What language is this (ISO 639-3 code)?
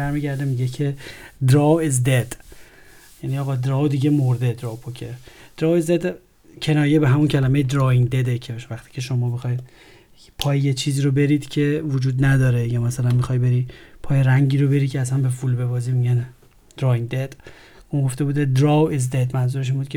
fas